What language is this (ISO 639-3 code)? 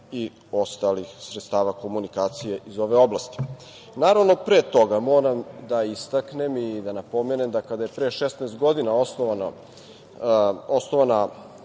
srp